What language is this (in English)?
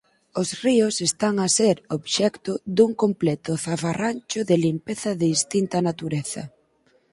Galician